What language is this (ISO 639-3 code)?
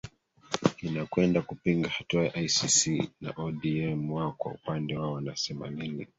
swa